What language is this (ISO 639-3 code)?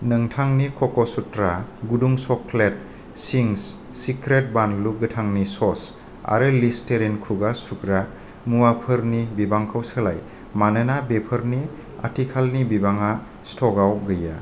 brx